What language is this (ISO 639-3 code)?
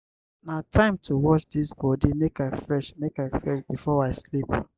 pcm